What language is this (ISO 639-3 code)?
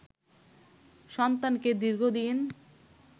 ben